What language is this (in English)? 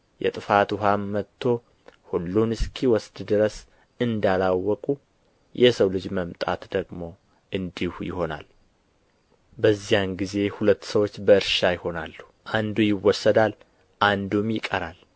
Amharic